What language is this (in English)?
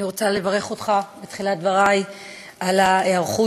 Hebrew